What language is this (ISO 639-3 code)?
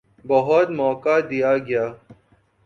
urd